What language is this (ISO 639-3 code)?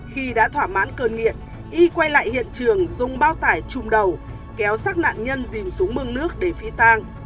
vie